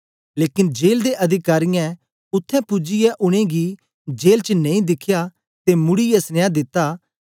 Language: Dogri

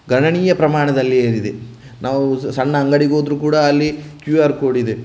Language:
Kannada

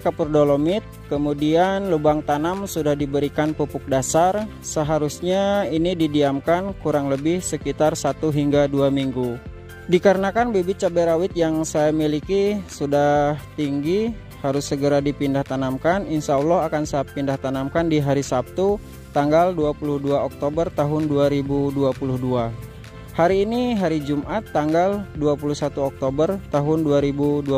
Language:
Indonesian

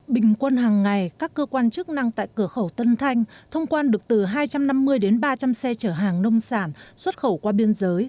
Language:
Vietnamese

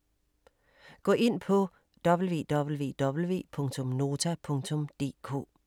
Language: Danish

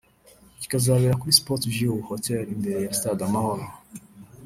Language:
Kinyarwanda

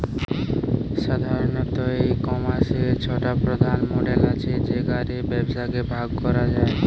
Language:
Bangla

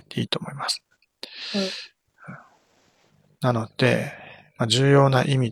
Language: Japanese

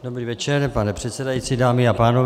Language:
Czech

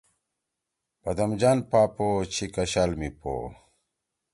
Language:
Torwali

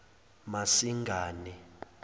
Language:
Zulu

